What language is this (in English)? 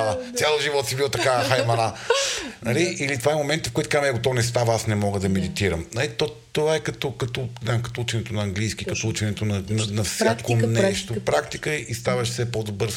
Bulgarian